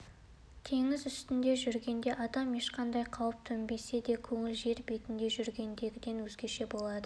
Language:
Kazakh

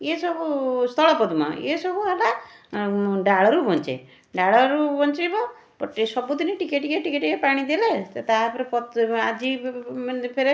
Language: Odia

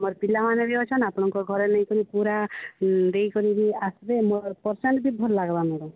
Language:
Odia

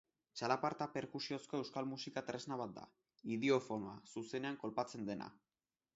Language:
Basque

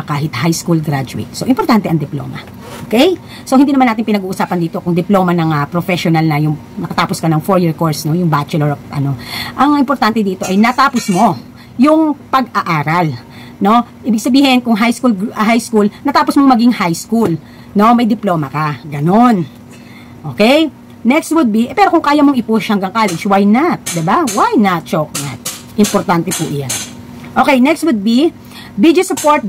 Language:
Filipino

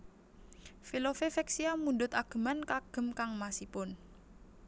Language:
Javanese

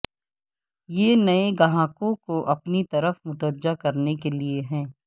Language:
Urdu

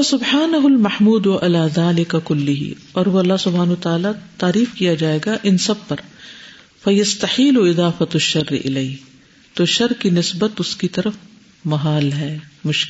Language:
Urdu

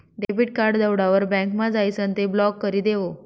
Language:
Marathi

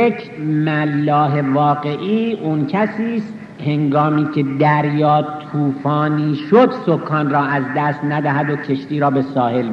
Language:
Persian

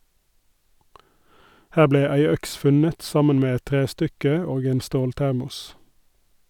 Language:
Norwegian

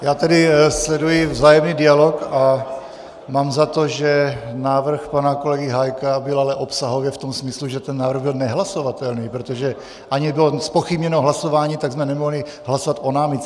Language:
Czech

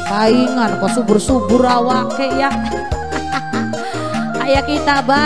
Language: Indonesian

